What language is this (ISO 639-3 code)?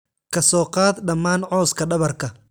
som